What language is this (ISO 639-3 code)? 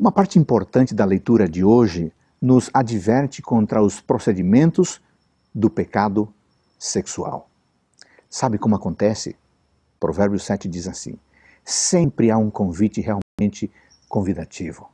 por